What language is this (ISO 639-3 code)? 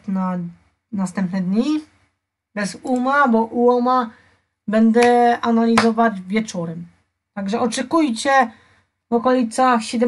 pol